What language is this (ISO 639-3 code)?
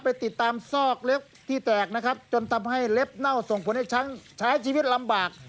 tha